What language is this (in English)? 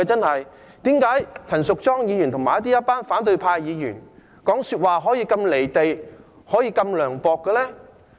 Cantonese